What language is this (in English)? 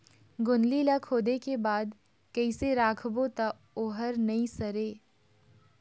Chhattisgarhi